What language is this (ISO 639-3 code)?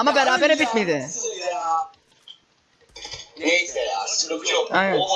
tur